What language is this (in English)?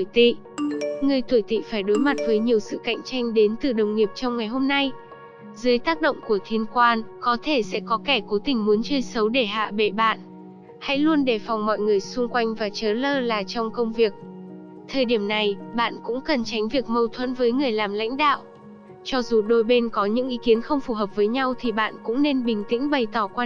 Vietnamese